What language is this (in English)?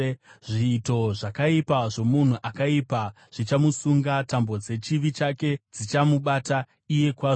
Shona